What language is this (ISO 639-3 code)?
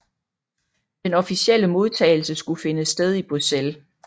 dan